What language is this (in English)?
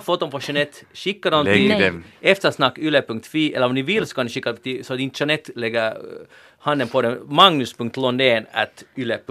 Swedish